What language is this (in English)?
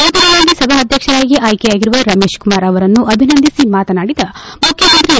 Kannada